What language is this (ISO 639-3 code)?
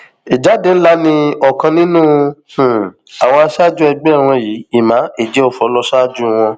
yor